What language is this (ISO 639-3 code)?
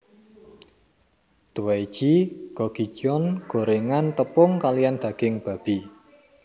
jav